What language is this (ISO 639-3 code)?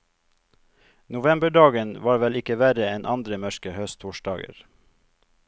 nor